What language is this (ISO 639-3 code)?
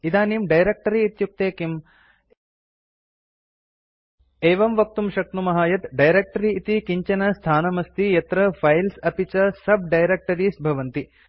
san